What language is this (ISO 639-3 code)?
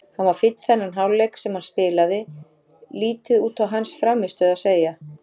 isl